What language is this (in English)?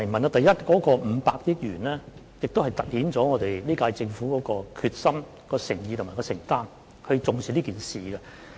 Cantonese